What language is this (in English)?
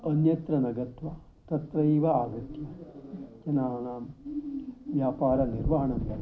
Sanskrit